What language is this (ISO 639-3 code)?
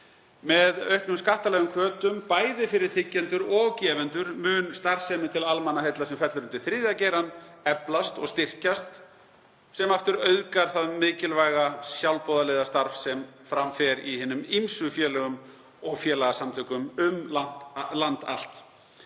isl